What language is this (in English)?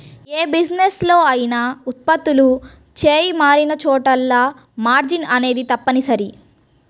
Telugu